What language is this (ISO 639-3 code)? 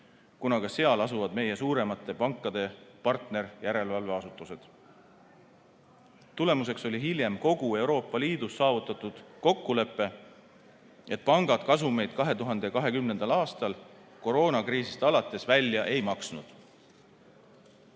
est